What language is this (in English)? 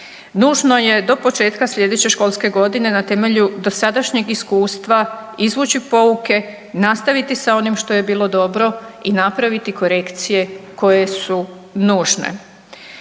Croatian